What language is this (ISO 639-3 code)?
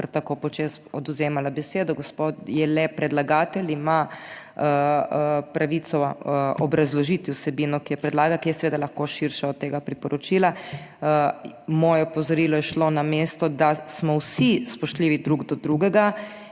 slv